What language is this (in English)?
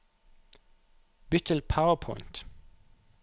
Norwegian